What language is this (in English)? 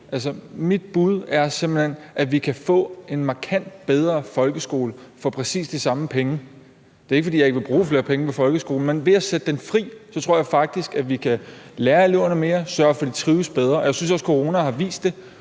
Danish